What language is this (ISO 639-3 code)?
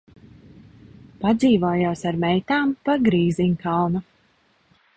lav